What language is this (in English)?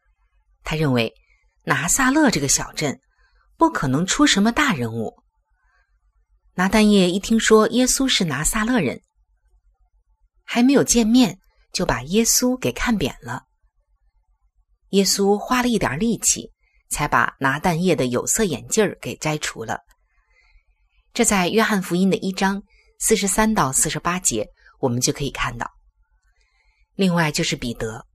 Chinese